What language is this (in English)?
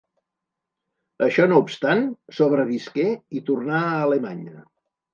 Catalan